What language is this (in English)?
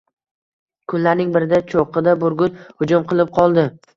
Uzbek